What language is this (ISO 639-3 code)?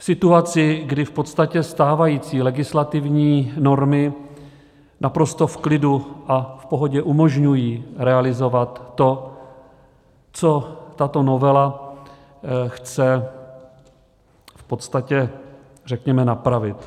ces